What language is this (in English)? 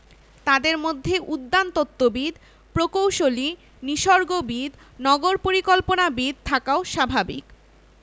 Bangla